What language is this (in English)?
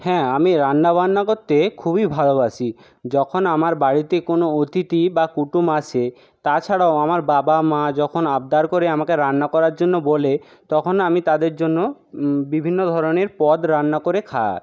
Bangla